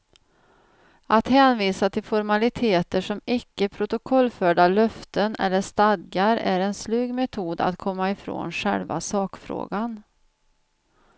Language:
Swedish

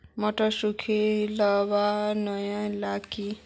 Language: Magahi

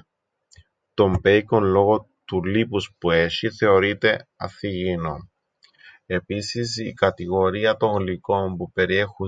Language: Greek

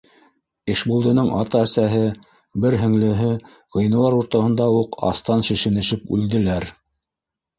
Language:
Bashkir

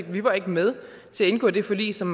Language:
Danish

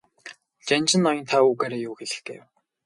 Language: Mongolian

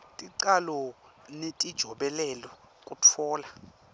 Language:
Swati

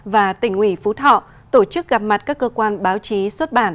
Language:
Vietnamese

